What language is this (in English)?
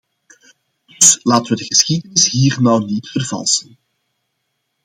Dutch